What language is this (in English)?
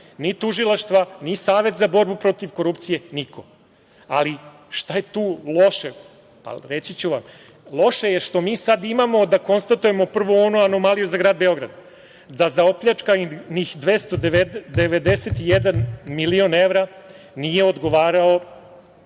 Serbian